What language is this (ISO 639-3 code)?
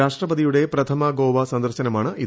mal